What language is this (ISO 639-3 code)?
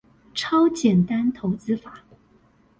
zho